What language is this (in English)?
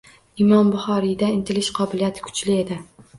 Uzbek